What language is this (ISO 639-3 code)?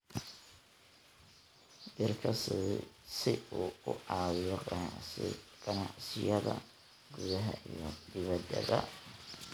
som